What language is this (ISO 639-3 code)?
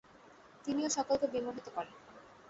ben